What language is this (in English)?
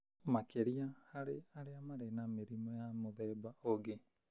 Kikuyu